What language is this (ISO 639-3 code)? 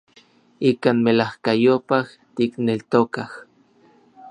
nlv